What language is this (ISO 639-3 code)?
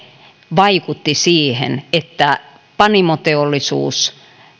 fin